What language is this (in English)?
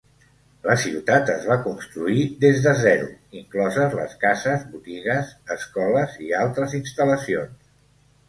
Catalan